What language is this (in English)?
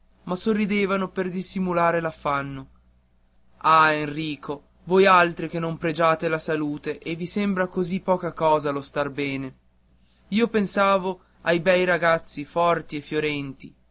Italian